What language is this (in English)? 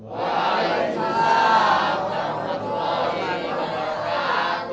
Indonesian